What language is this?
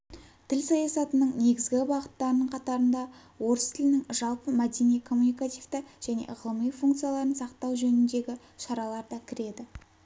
Kazakh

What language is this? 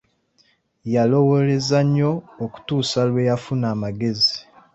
Ganda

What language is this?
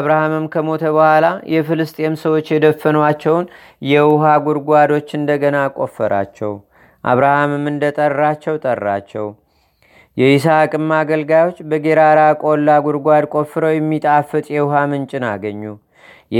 Amharic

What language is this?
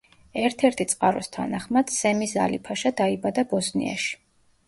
Georgian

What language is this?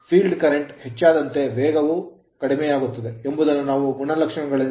Kannada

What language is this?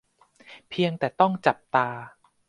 Thai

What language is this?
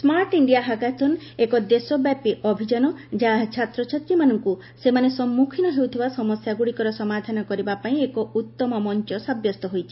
Odia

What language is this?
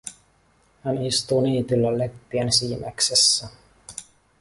Finnish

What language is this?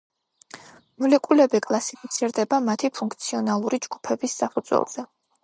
Georgian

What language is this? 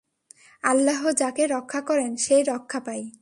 Bangla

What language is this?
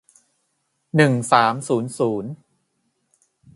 Thai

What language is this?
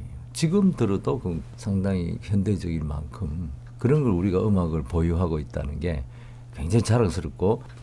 Korean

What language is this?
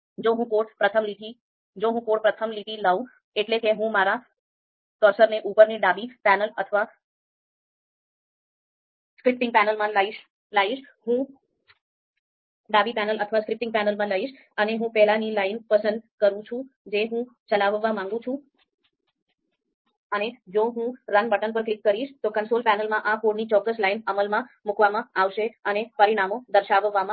Gujarati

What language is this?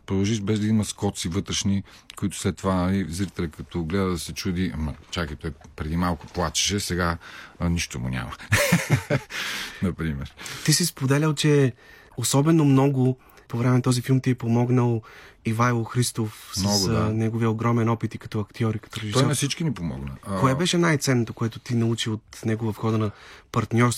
Bulgarian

